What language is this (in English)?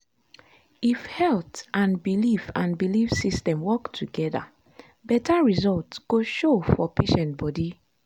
Nigerian Pidgin